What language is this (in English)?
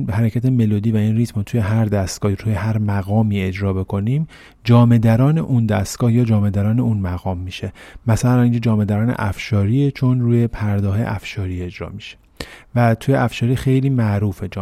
Persian